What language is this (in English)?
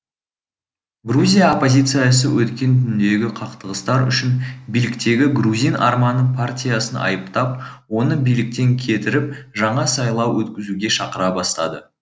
Kazakh